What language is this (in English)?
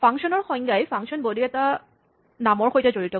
Assamese